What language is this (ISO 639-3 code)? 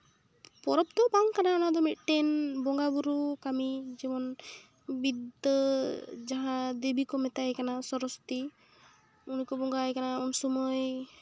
sat